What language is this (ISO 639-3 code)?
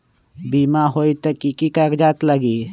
mag